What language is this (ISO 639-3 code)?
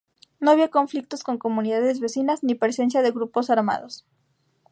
spa